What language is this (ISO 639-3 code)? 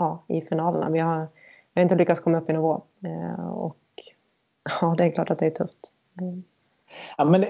swe